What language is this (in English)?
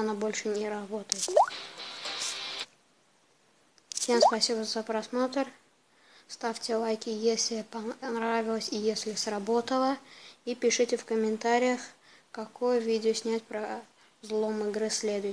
Russian